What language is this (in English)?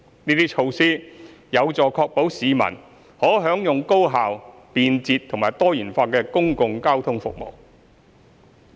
Cantonese